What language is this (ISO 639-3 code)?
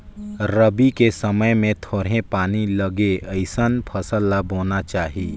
hne